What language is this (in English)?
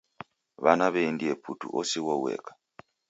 Taita